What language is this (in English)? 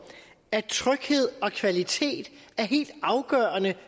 Danish